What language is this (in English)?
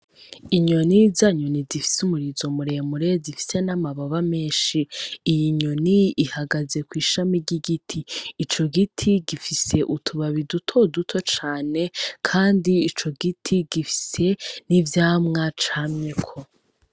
Rundi